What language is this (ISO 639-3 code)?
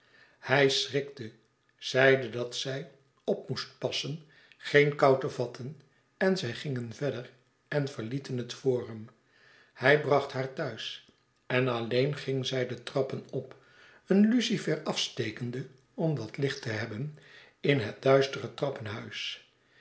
nld